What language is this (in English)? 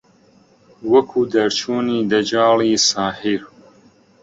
Central Kurdish